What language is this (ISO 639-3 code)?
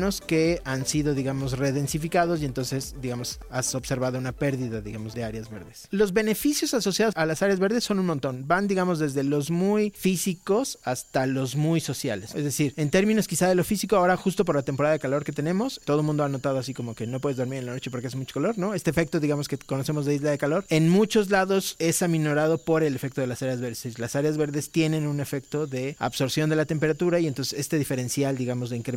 spa